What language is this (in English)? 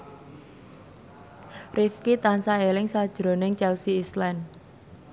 Javanese